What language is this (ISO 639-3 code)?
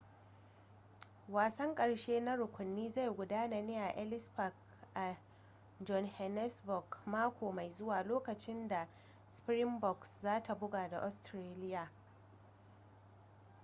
hau